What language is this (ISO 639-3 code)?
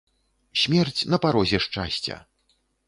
bel